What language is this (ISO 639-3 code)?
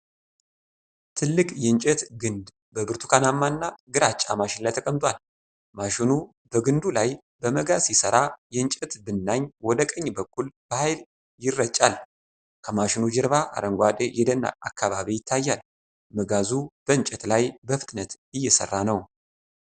amh